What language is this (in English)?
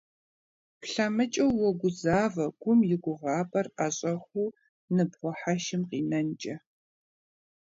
Kabardian